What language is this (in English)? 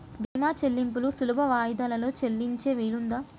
Telugu